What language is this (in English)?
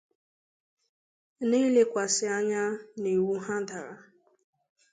Igbo